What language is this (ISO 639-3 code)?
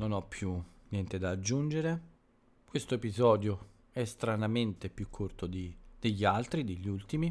ita